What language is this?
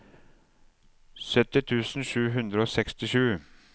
Norwegian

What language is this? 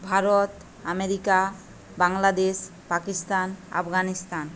Bangla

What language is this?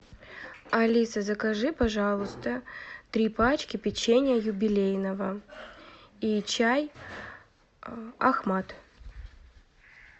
Russian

